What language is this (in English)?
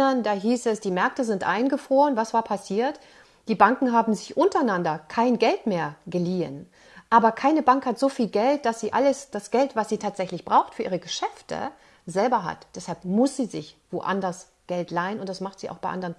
German